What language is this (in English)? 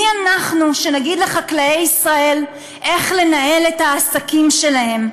Hebrew